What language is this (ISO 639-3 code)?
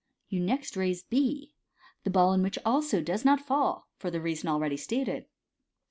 eng